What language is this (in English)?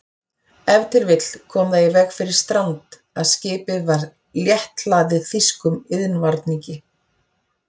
Icelandic